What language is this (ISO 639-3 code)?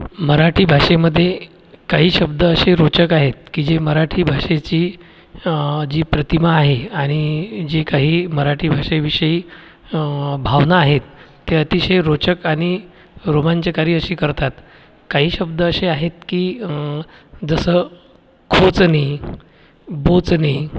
mar